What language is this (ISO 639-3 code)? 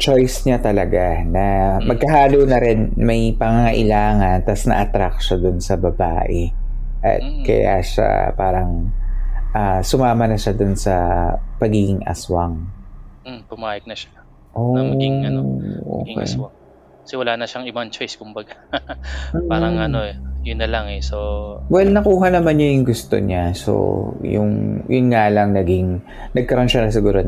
fil